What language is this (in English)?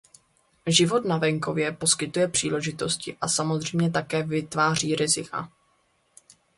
Czech